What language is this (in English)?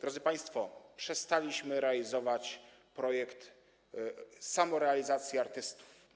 Polish